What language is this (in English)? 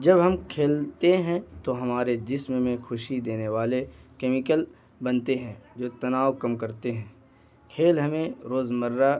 Urdu